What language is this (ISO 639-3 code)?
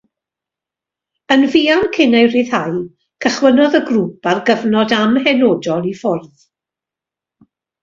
cym